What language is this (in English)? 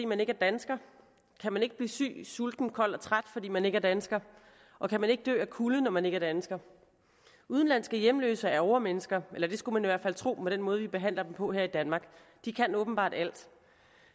Danish